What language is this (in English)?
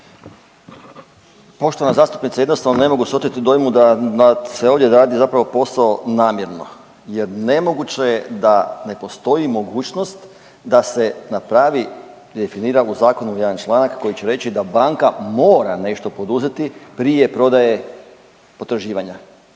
Croatian